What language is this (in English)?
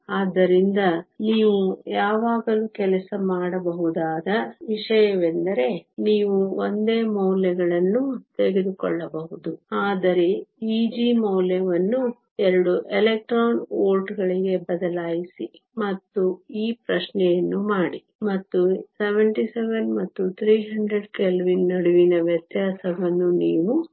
Kannada